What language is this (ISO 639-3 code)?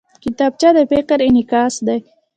pus